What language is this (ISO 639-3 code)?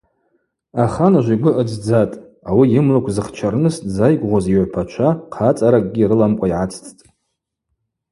abq